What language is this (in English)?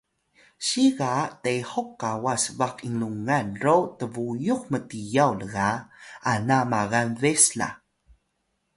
Atayal